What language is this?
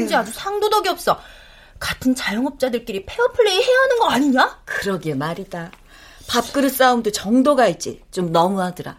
Korean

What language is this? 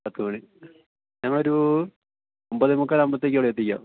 Malayalam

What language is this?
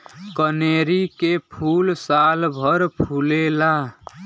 Bhojpuri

